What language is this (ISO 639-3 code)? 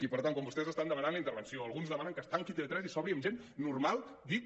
cat